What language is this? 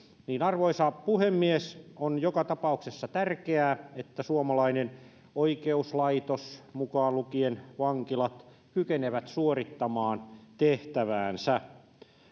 Finnish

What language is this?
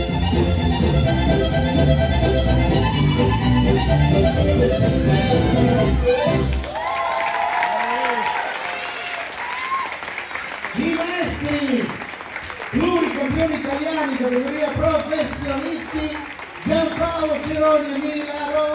Italian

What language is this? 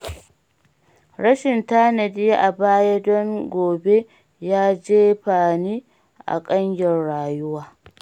Hausa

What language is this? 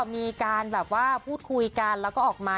Thai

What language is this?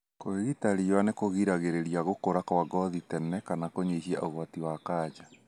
Kikuyu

